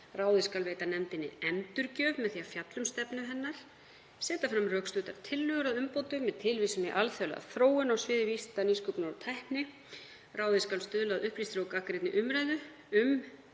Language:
Icelandic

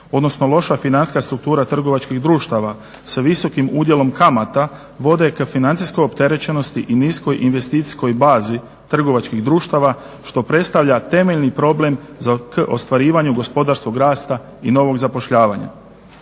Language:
Croatian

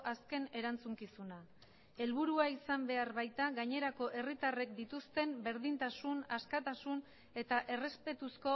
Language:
Basque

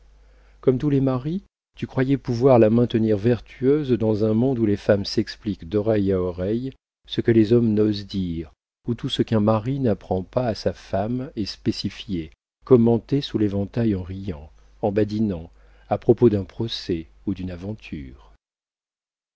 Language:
French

